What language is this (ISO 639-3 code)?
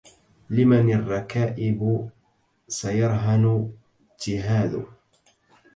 ara